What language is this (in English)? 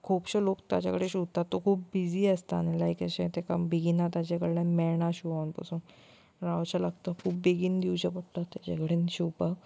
Konkani